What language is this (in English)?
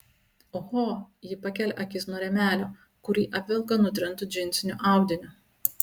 Lithuanian